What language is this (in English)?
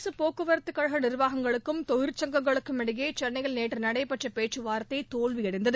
Tamil